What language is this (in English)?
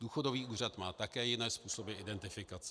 Czech